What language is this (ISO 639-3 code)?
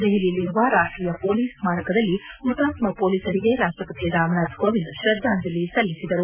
kan